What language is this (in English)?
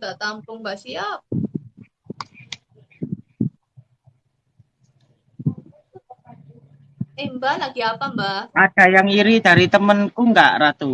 Indonesian